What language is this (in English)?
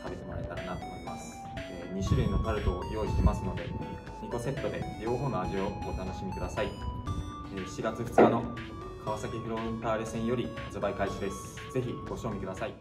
Japanese